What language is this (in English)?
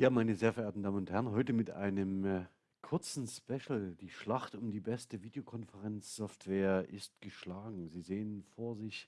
German